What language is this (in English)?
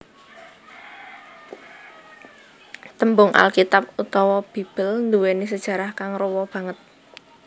Javanese